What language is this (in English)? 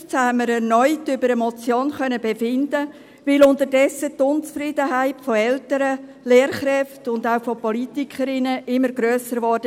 Swiss German